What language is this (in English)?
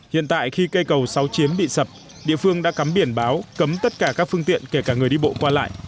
Vietnamese